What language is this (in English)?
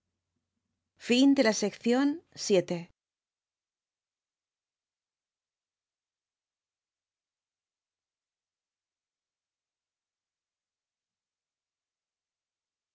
Spanish